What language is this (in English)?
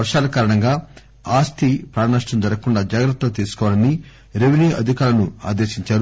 Telugu